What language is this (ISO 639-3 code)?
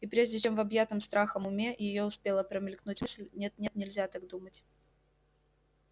rus